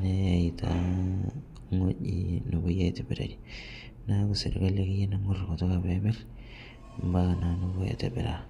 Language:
Masai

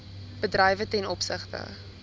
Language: Afrikaans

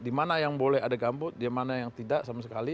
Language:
Indonesian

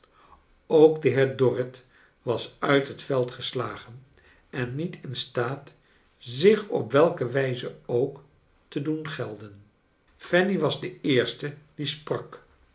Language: Dutch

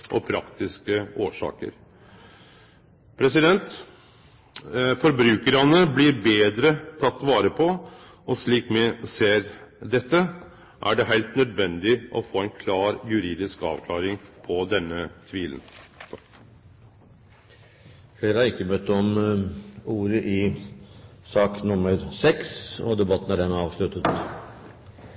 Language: Norwegian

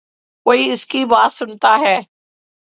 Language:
Urdu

